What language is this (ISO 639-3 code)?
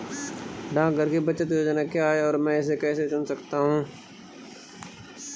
hin